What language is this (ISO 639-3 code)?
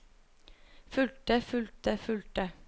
nor